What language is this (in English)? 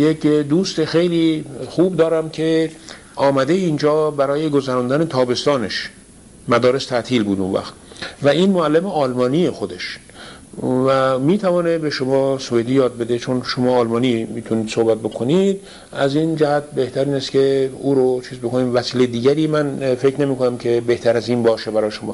Persian